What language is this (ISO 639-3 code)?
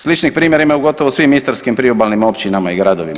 hrv